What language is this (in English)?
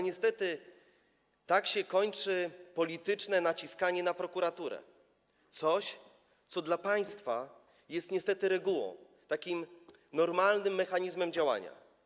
Polish